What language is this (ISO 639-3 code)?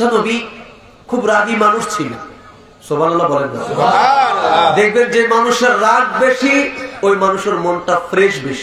ara